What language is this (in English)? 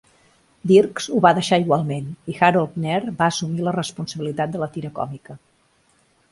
Catalan